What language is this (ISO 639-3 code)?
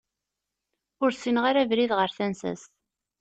kab